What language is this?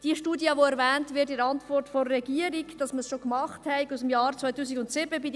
Swiss German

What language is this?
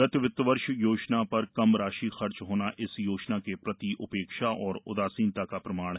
Hindi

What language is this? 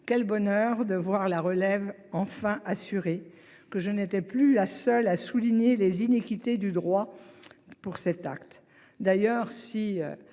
French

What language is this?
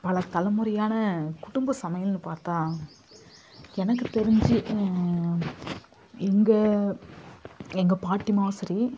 Tamil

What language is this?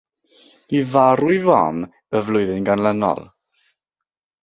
Welsh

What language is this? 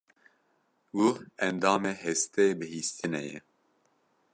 Kurdish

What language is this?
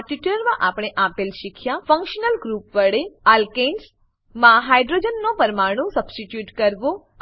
Gujarati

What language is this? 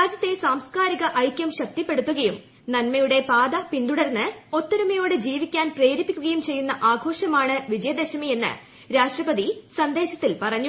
Malayalam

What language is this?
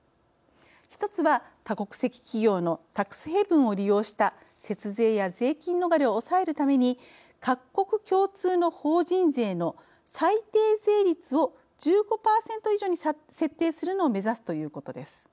Japanese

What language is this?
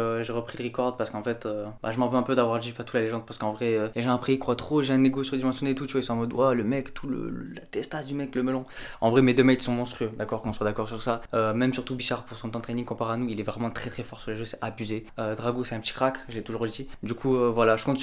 French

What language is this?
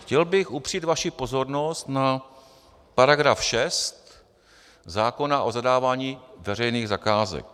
Czech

